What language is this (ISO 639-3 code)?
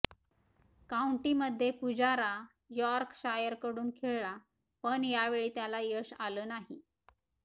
mar